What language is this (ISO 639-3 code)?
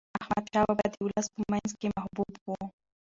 pus